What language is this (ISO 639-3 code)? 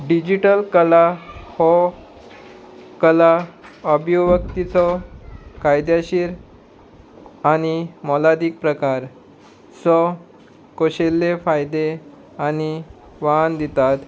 kok